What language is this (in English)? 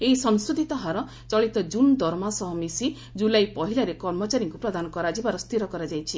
Odia